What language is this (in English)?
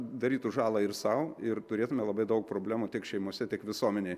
Lithuanian